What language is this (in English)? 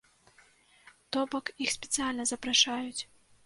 Belarusian